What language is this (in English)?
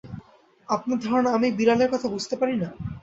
Bangla